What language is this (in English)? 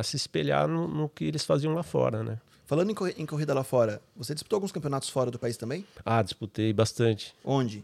Portuguese